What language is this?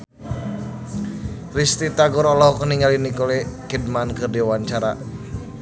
Sundanese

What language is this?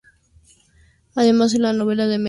Spanish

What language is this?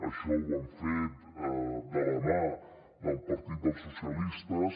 Catalan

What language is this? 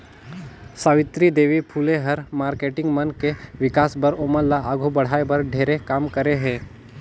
Chhattisgarhi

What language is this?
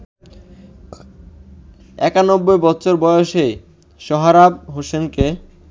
Bangla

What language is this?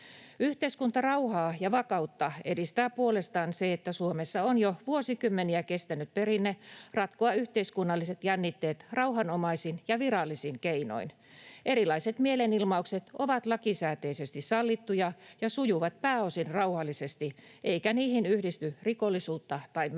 Finnish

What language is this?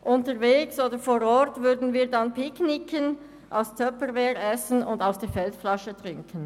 Swiss German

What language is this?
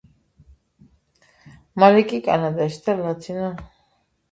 Georgian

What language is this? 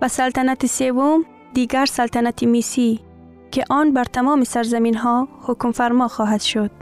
Persian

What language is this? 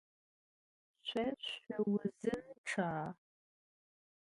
Adyghe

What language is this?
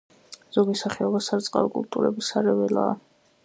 Georgian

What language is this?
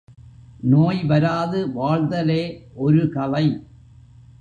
Tamil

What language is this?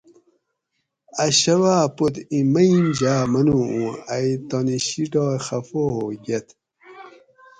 Gawri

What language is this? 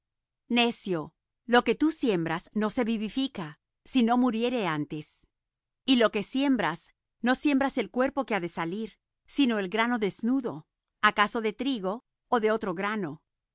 Spanish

